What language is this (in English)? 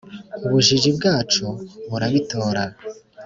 Kinyarwanda